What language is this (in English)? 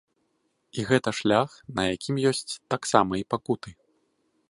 Belarusian